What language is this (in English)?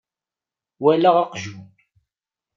Kabyle